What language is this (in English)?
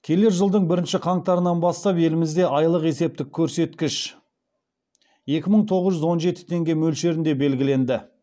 Kazakh